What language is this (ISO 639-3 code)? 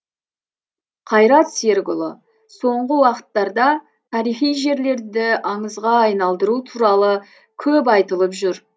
kaz